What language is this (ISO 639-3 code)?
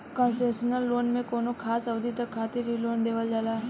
bho